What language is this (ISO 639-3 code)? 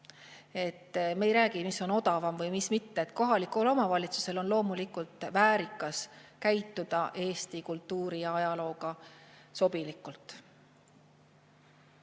est